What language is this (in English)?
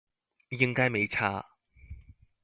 Chinese